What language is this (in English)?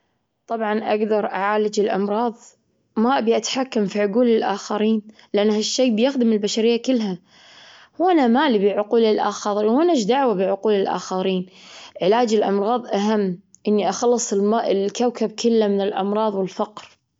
Gulf Arabic